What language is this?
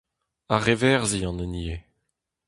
Breton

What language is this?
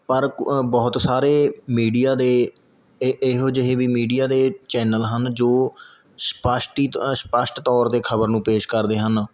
Punjabi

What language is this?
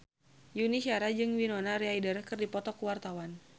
Sundanese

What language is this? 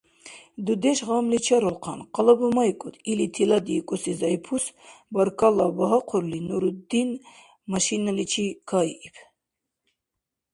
Dargwa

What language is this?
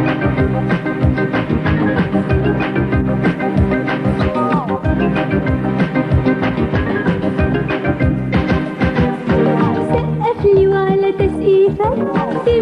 Thai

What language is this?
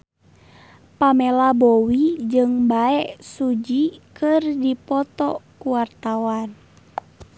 Sundanese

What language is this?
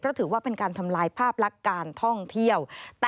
Thai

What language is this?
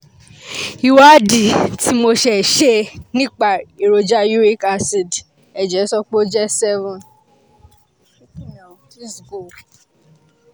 Yoruba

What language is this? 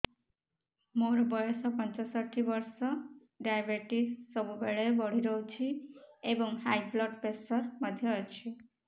Odia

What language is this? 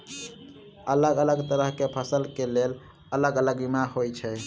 Maithili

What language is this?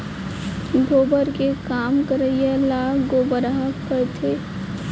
Chhattisgarhi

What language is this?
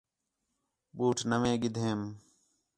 Khetrani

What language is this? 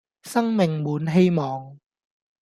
Cantonese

